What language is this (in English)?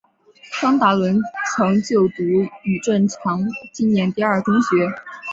Chinese